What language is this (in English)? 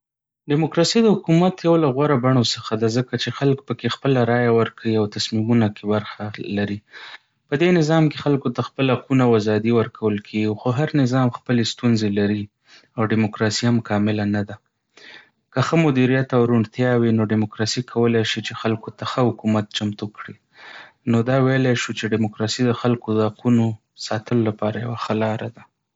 Pashto